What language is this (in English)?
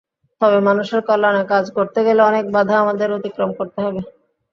Bangla